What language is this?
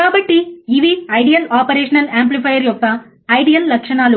Telugu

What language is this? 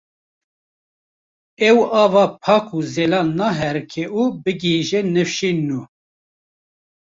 Kurdish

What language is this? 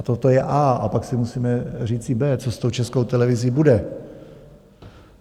Czech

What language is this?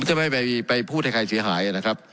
Thai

